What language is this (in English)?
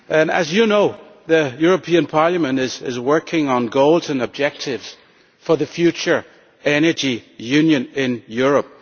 English